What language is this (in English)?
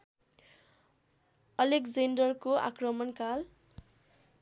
Nepali